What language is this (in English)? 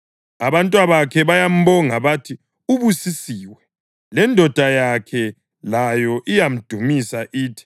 North Ndebele